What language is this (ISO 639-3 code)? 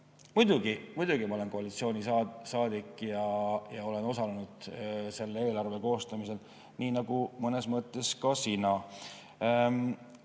est